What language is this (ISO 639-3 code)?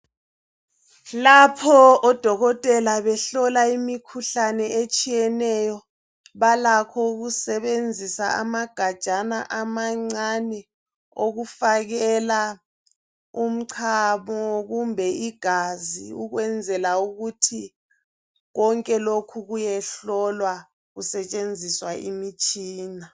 nde